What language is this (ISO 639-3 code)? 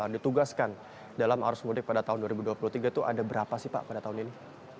ind